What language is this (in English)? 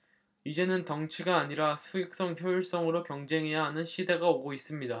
Korean